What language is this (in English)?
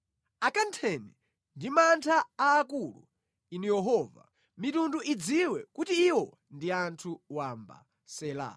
Nyanja